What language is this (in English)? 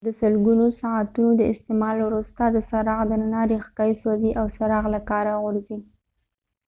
Pashto